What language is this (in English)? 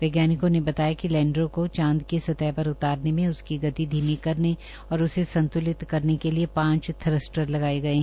Hindi